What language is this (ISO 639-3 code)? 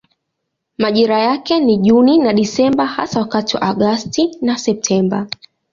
swa